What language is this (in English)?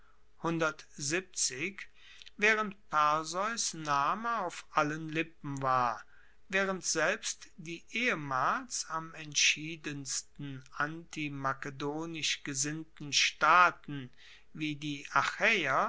German